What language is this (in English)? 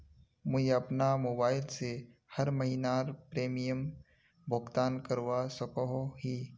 Magahi